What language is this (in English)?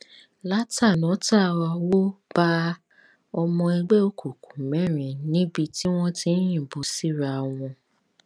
Yoruba